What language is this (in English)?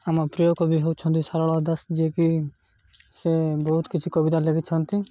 Odia